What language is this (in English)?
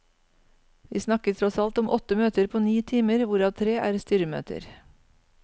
Norwegian